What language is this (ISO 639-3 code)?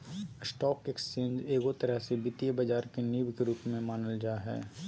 mag